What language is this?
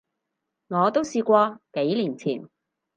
Cantonese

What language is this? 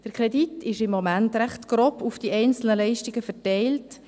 Swiss German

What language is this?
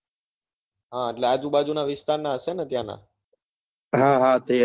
Gujarati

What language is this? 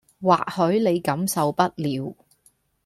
Cantonese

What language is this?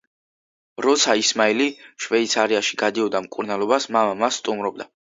Georgian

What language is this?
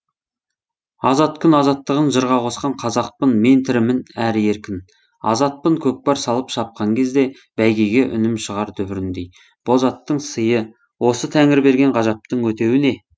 Kazakh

